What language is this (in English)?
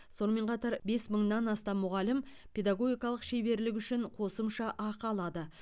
Kazakh